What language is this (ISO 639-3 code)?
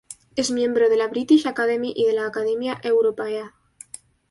spa